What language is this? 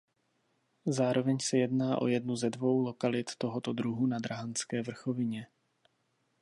Czech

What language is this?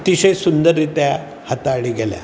Konkani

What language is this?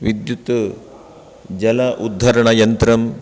Sanskrit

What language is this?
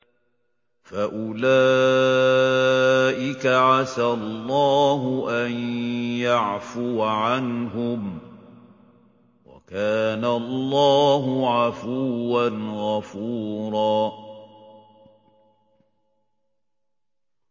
Arabic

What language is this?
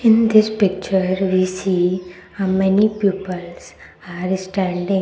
English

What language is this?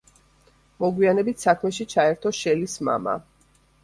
Georgian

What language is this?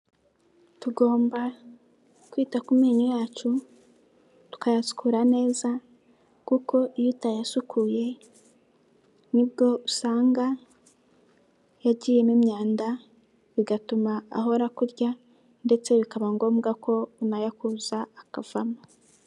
Kinyarwanda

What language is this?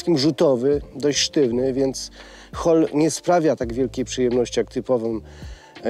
Polish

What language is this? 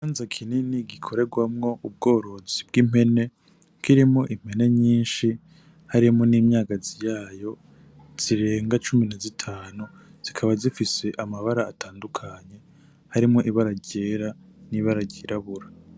Rundi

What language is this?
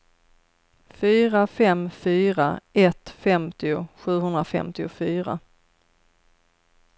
Swedish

